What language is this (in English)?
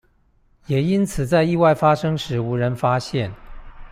Chinese